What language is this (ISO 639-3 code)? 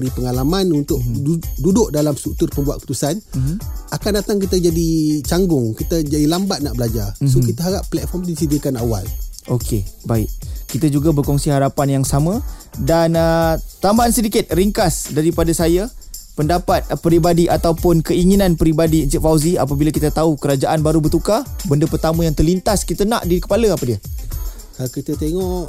msa